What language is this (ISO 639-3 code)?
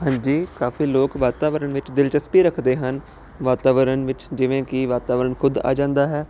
pan